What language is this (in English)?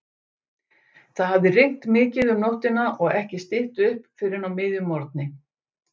Icelandic